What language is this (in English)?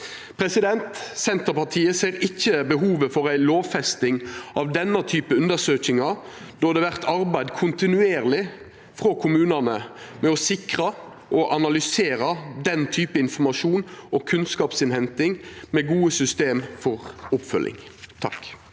Norwegian